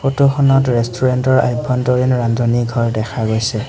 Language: Assamese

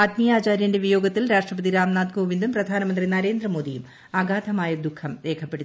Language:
Malayalam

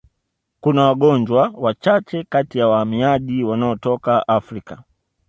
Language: Swahili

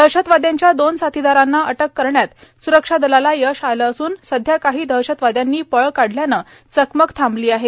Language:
Marathi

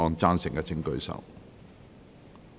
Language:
Cantonese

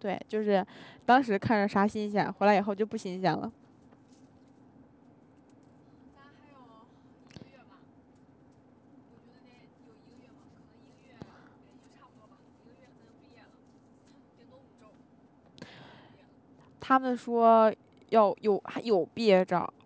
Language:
Chinese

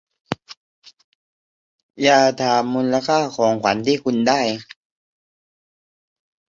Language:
Thai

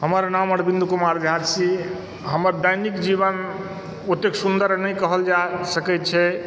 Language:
Maithili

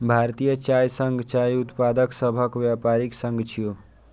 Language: Maithili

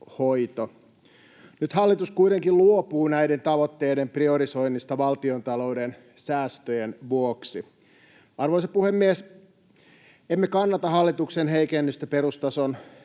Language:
Finnish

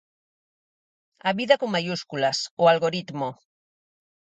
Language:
Galician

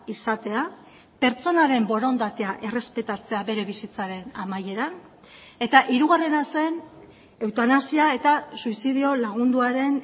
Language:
Basque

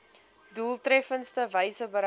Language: Afrikaans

